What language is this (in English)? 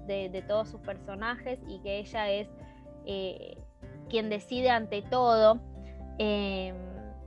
Spanish